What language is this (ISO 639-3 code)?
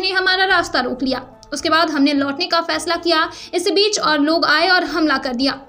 hin